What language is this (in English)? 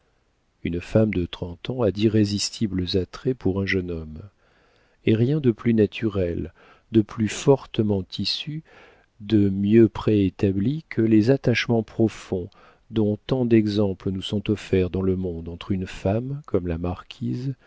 French